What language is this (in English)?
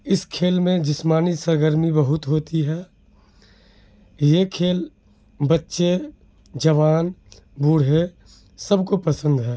Urdu